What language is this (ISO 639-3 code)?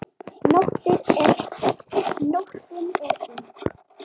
isl